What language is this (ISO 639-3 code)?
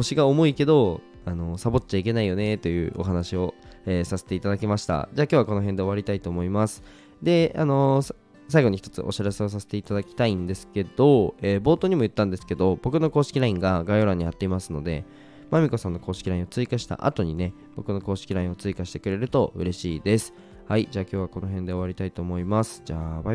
jpn